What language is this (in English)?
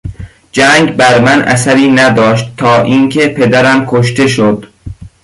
Persian